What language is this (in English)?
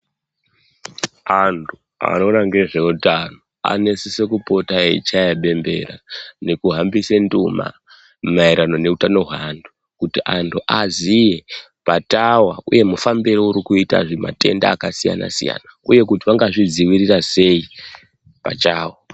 Ndau